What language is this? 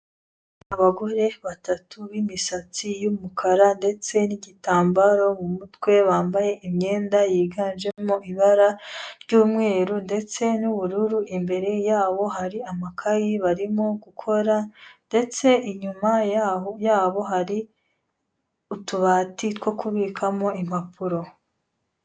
Kinyarwanda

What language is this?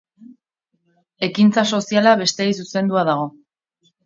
Basque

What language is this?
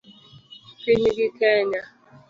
Luo (Kenya and Tanzania)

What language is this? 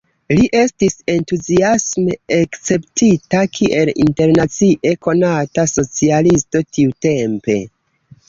Esperanto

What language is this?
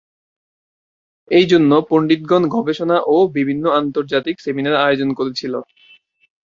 Bangla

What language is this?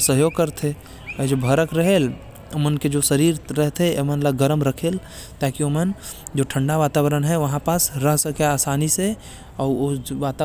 Korwa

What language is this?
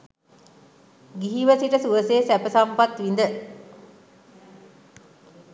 Sinhala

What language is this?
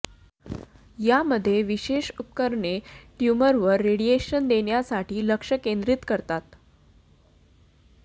Marathi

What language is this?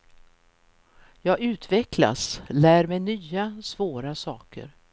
Swedish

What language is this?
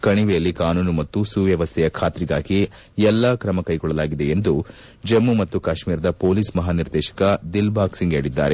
Kannada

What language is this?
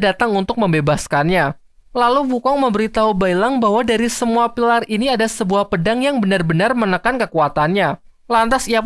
Indonesian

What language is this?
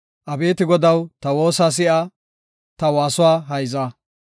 Gofa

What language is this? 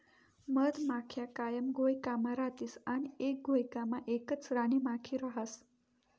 Marathi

